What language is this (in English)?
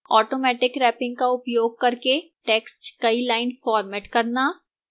Hindi